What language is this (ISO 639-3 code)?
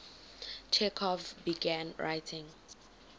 eng